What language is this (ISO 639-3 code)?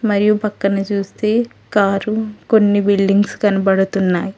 tel